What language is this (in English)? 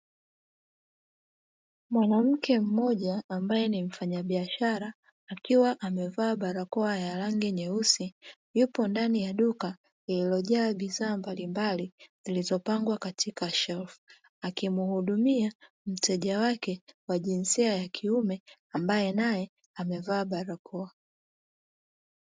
Swahili